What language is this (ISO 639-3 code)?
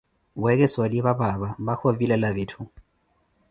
eko